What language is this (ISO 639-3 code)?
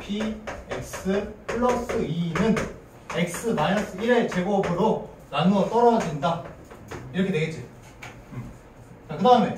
kor